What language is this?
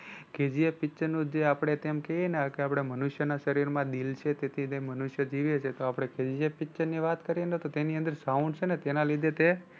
Gujarati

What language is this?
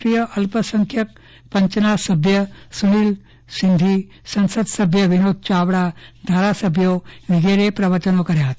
Gujarati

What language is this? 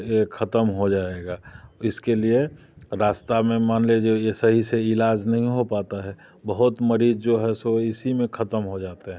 Hindi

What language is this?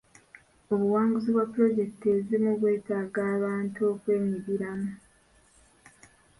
Ganda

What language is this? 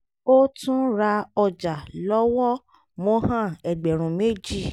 Yoruba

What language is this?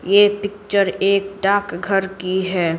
Hindi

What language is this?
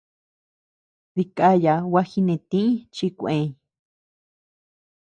Tepeuxila Cuicatec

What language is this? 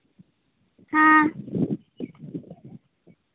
Santali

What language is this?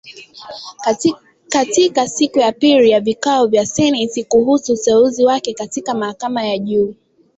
Swahili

